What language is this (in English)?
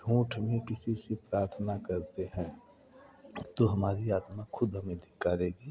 Hindi